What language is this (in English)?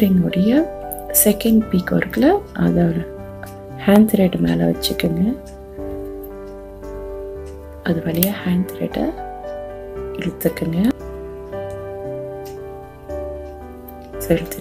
Hindi